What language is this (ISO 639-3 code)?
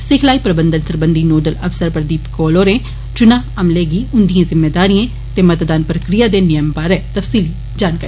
doi